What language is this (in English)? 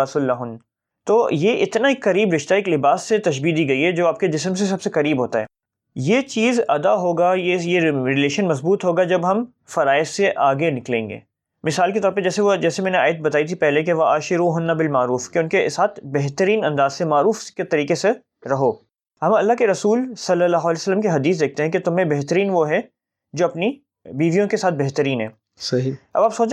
Urdu